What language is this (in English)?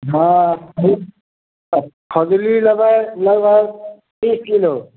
Maithili